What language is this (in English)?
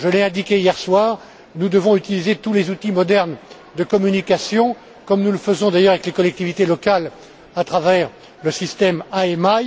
French